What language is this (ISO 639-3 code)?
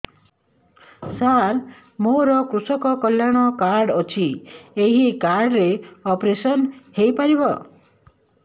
ori